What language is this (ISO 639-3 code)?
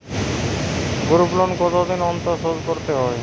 ben